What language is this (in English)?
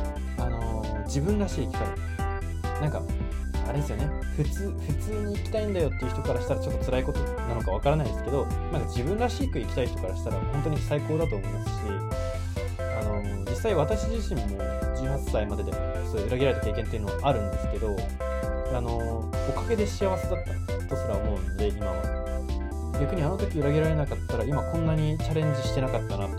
Japanese